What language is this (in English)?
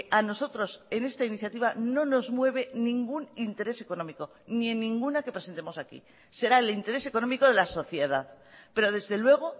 Spanish